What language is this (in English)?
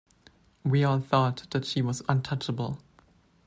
English